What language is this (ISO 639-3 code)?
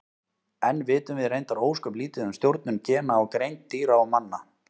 isl